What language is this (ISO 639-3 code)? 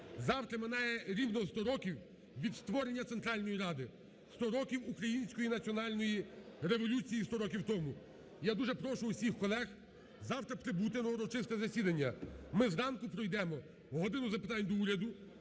ukr